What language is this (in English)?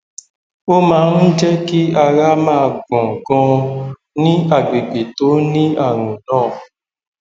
Yoruba